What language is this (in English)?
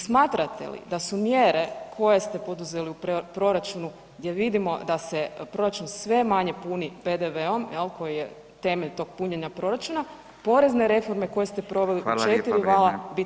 Croatian